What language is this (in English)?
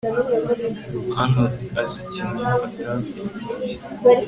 Kinyarwanda